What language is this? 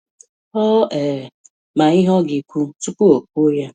Igbo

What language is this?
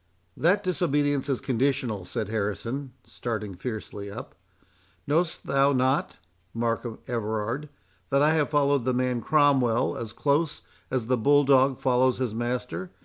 English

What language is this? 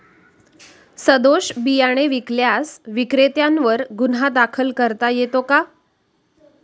Marathi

